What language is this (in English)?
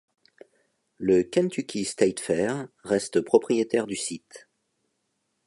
French